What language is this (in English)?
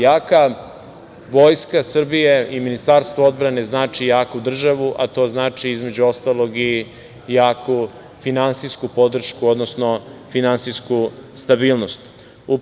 Serbian